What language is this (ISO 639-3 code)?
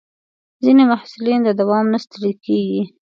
pus